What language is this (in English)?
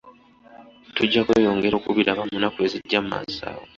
Ganda